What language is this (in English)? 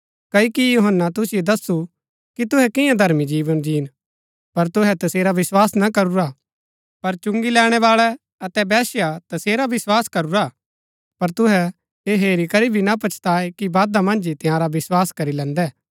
Gaddi